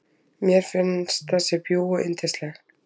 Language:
Icelandic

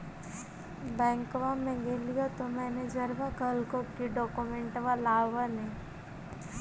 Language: Magahi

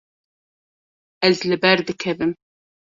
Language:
Kurdish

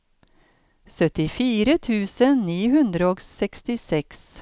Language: Norwegian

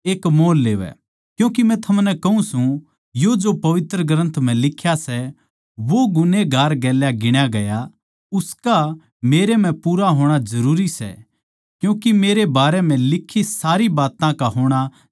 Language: Haryanvi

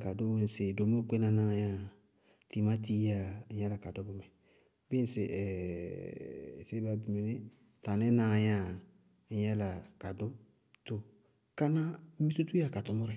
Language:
Bago-Kusuntu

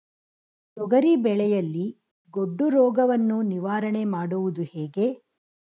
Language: Kannada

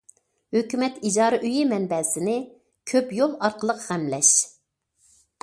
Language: Uyghur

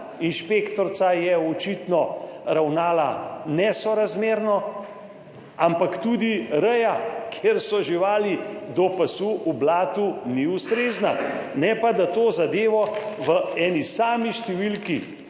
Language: Slovenian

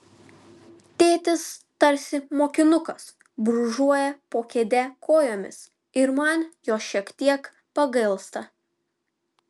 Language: Lithuanian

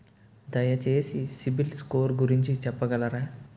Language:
Telugu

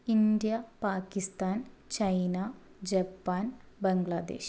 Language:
Malayalam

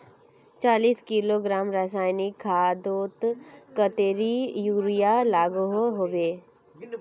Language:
Magahi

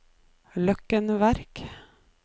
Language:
Norwegian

